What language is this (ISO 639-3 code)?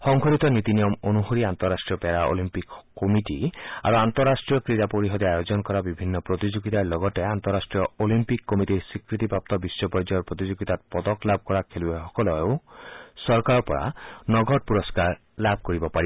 asm